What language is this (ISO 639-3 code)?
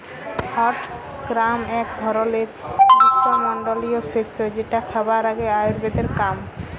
ben